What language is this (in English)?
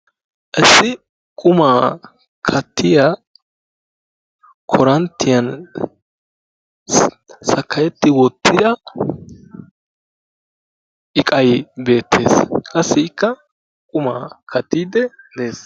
Wolaytta